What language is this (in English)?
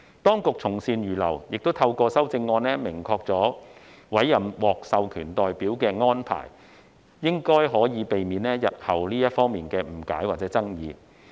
Cantonese